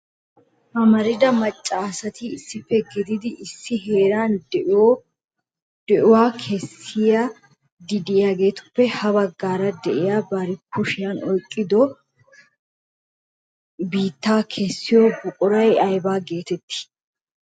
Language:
Wolaytta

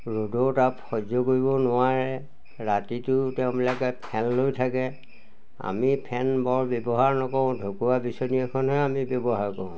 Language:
Assamese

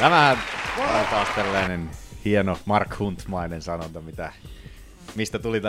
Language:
Finnish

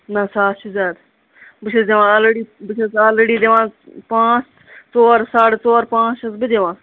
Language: Kashmiri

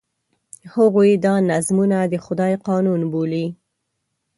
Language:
Pashto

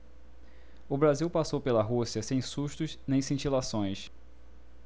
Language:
Portuguese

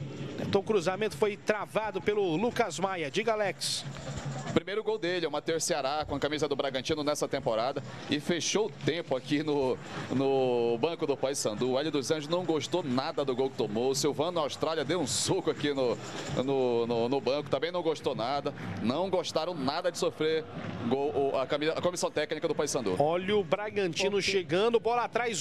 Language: Portuguese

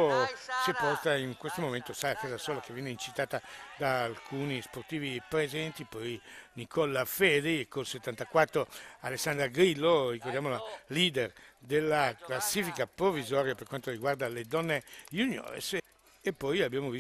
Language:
Italian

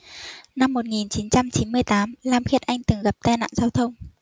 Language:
Vietnamese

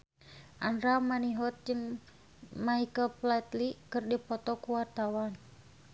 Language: Sundanese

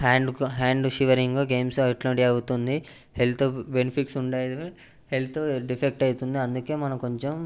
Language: Telugu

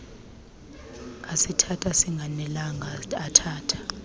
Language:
Xhosa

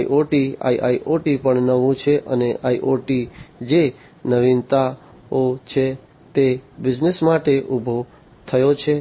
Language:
Gujarati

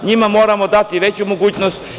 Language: Serbian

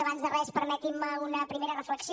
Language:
Catalan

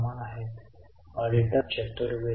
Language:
Marathi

